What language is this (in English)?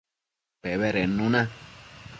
Matsés